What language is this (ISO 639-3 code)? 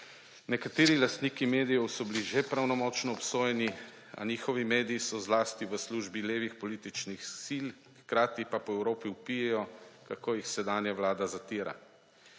slv